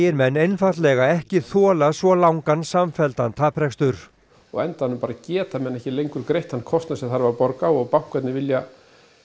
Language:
Icelandic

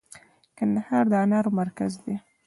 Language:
Pashto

